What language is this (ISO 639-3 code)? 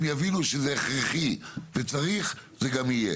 heb